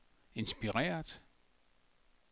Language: Danish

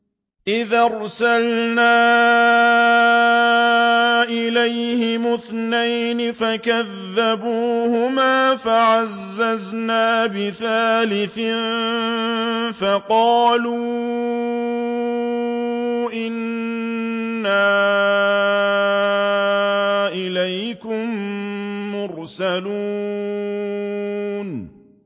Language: Arabic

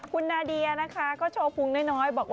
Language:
Thai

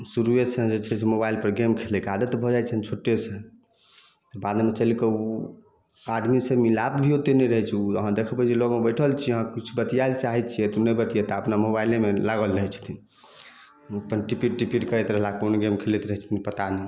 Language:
Maithili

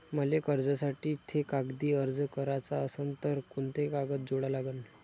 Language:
Marathi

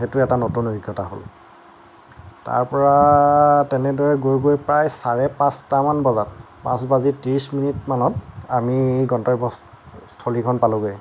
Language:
Assamese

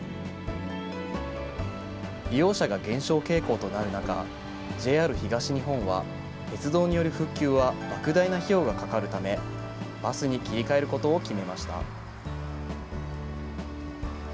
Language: Japanese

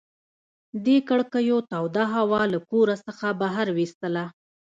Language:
Pashto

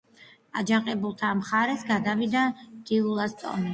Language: Georgian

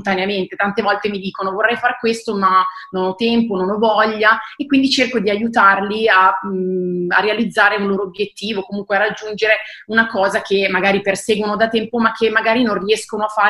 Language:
Italian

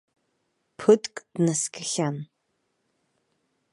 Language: Abkhazian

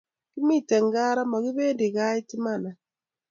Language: Kalenjin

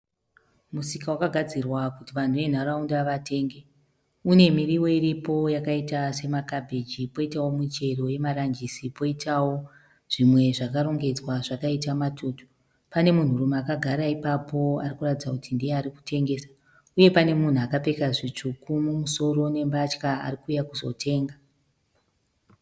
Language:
Shona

